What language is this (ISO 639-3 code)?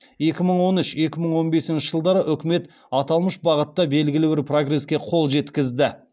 kaz